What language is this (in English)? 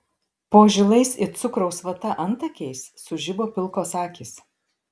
Lithuanian